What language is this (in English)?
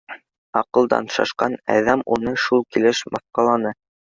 Bashkir